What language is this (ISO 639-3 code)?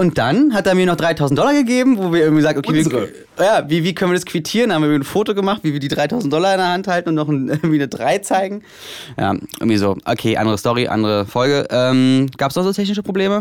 deu